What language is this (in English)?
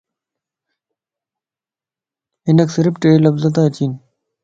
Lasi